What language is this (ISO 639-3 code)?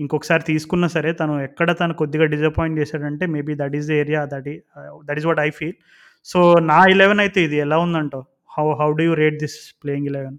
tel